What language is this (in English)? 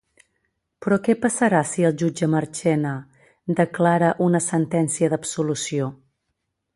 Catalan